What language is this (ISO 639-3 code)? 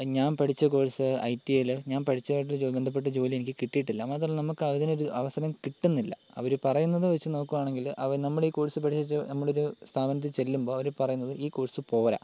mal